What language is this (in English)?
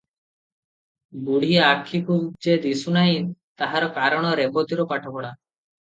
Odia